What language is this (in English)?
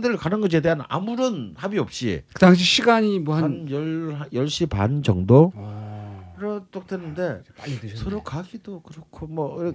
Korean